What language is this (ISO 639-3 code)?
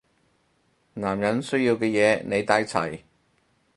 yue